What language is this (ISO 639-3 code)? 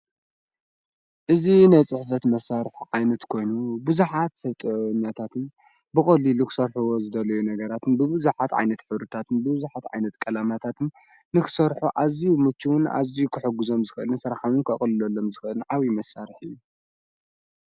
tir